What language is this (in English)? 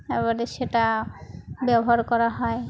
Bangla